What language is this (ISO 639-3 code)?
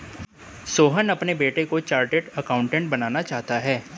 hin